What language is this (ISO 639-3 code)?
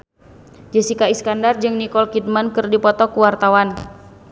sun